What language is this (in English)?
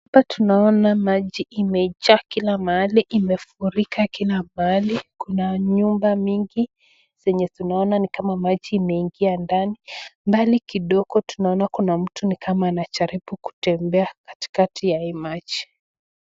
Swahili